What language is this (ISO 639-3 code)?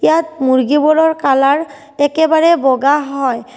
asm